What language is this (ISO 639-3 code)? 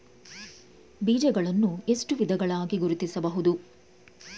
kan